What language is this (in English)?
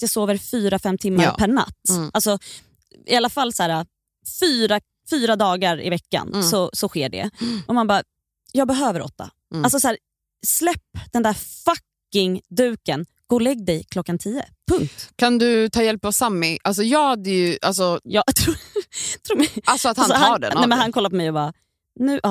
Swedish